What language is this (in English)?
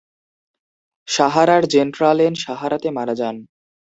Bangla